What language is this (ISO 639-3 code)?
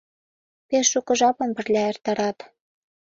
chm